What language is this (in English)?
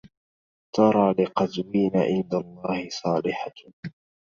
Arabic